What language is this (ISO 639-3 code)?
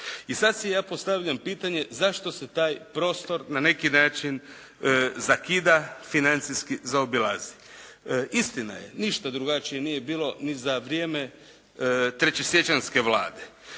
hrv